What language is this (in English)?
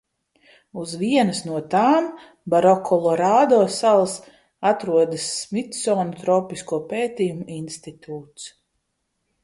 Latvian